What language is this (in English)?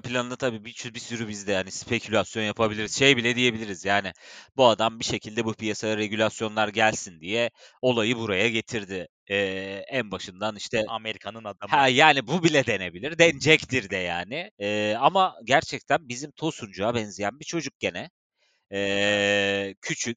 Turkish